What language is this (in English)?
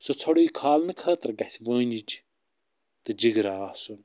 Kashmiri